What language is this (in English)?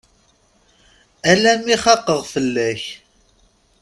Kabyle